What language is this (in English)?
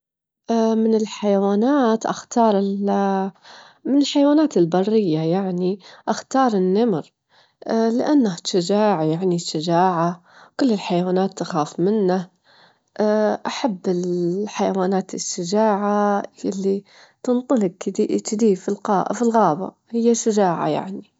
Gulf Arabic